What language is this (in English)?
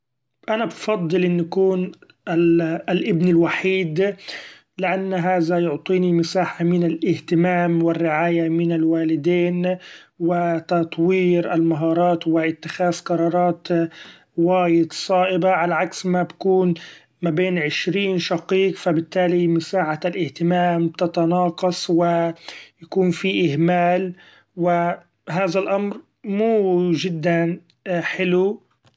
Gulf Arabic